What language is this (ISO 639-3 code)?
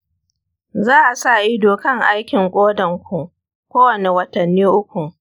hau